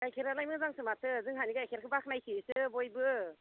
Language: Bodo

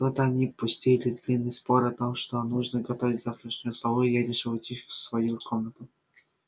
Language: Russian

